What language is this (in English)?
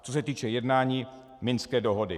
Czech